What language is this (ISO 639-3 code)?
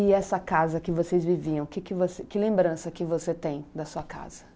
por